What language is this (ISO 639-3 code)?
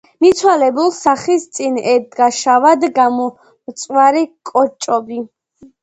kat